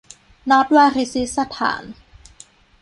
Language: Thai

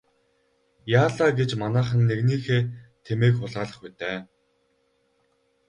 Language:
Mongolian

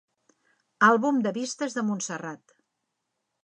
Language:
Catalan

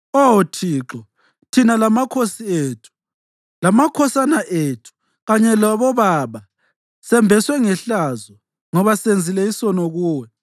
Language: North Ndebele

